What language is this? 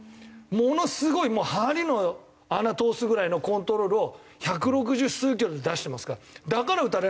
Japanese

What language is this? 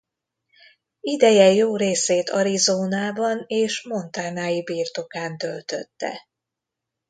Hungarian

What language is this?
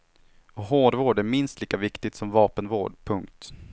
Swedish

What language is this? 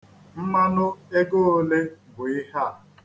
Igbo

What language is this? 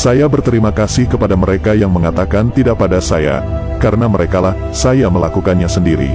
Indonesian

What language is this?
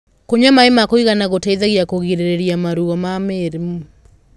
Kikuyu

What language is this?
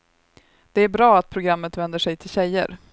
Swedish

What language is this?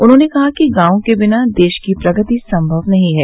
Hindi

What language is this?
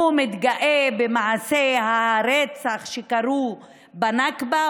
Hebrew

